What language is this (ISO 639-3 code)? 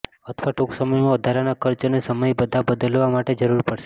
guj